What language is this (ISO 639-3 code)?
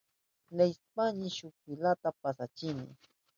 qup